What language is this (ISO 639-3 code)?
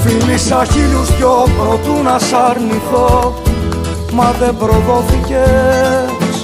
ell